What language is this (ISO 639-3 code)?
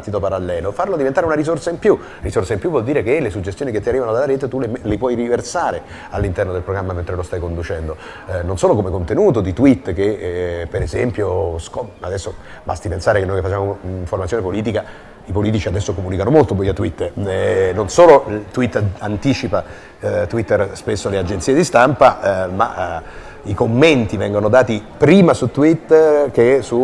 ita